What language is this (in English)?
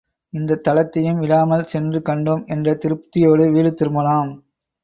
Tamil